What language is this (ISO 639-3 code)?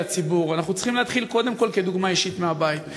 heb